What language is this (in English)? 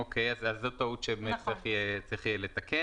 Hebrew